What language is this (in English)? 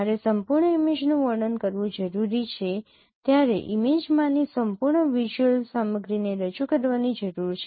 Gujarati